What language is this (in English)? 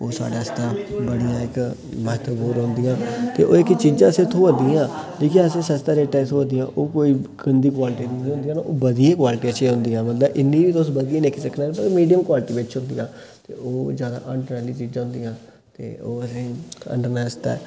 Dogri